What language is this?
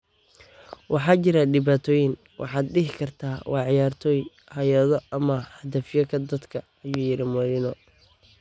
Somali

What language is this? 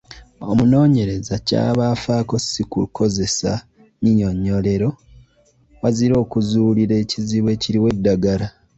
Ganda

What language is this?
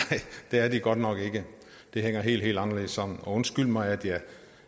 Danish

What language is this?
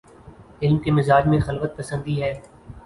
Urdu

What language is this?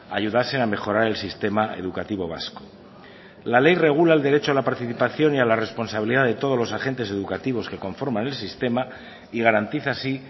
Spanish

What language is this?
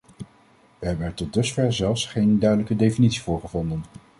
Dutch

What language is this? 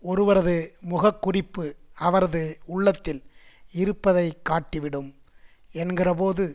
Tamil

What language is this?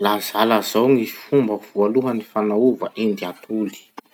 Masikoro Malagasy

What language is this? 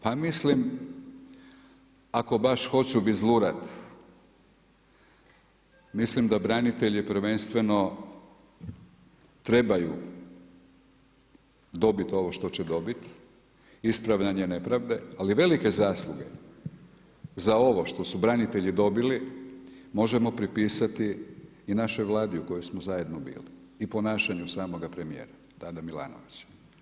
Croatian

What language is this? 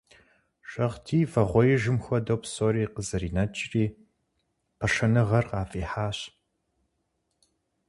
Kabardian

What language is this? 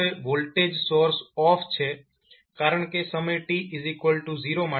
Gujarati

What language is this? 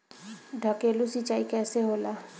Bhojpuri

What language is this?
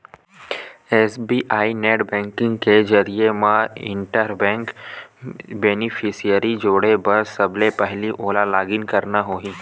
Chhattisgarhi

